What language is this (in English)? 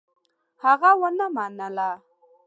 Pashto